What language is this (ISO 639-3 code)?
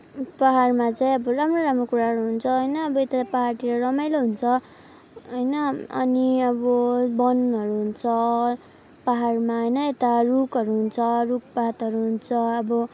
nep